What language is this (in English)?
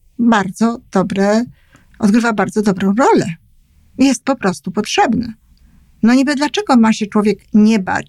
Polish